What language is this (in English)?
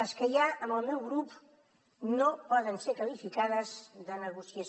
Catalan